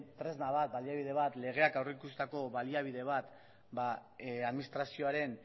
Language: Basque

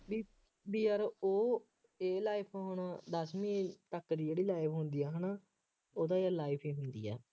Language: Punjabi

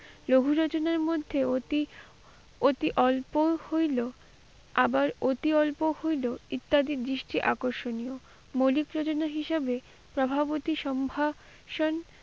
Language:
Bangla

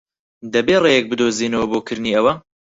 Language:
Central Kurdish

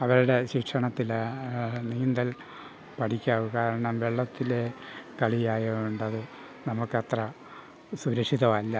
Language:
Malayalam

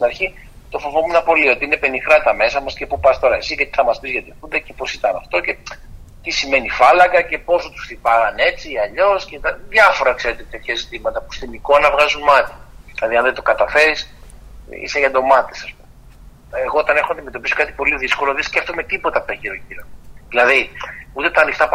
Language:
Greek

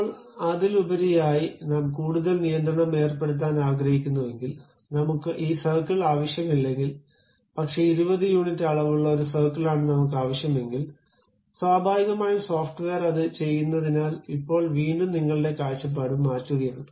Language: Malayalam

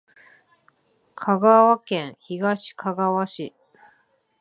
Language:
Japanese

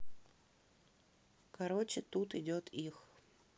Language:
Russian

